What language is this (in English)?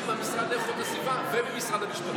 Hebrew